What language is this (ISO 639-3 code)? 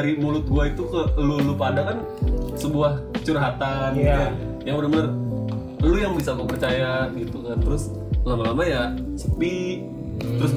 ind